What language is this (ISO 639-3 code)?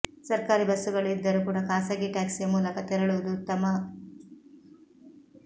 kan